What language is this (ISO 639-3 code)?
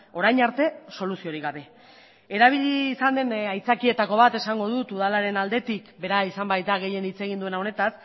eus